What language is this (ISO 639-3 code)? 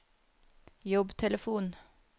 nor